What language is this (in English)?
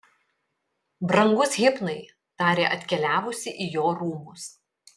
Lithuanian